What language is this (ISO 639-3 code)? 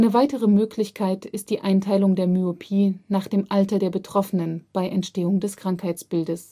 deu